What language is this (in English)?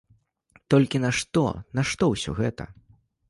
Belarusian